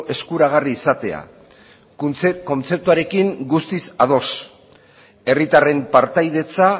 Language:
Basque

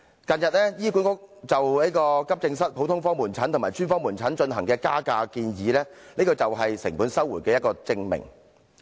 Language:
Cantonese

